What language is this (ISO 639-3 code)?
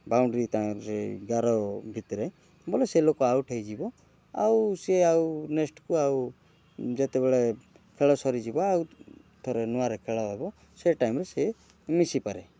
ori